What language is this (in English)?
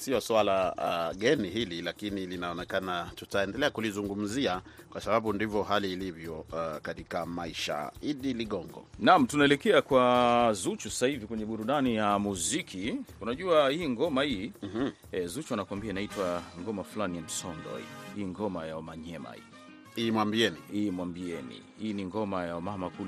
Swahili